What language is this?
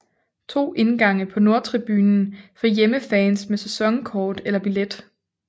Danish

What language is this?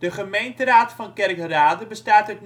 Dutch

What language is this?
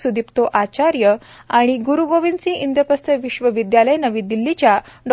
Marathi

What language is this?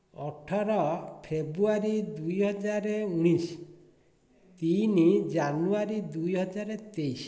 Odia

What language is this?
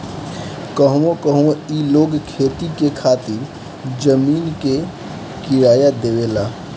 Bhojpuri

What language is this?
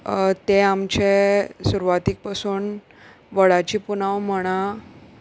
Konkani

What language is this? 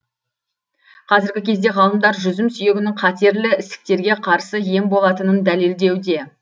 Kazakh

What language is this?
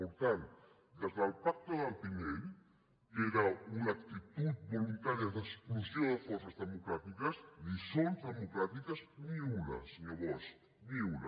Catalan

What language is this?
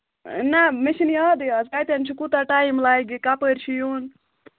Kashmiri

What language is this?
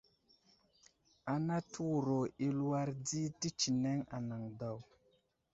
Wuzlam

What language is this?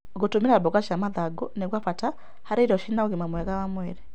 Kikuyu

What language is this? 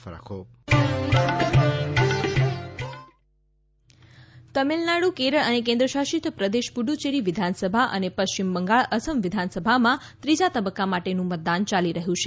Gujarati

